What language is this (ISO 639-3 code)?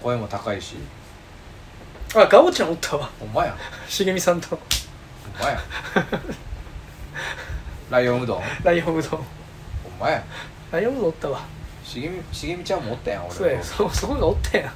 jpn